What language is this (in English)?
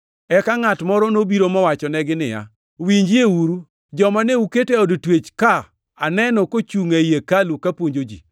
Luo (Kenya and Tanzania)